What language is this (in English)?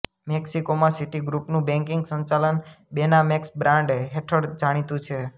Gujarati